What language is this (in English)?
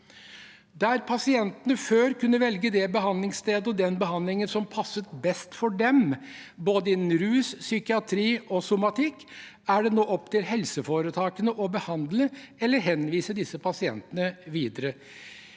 Norwegian